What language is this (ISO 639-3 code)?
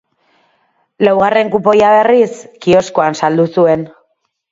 eus